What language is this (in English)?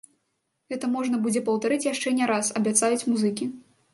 Belarusian